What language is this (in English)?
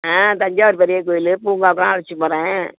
Tamil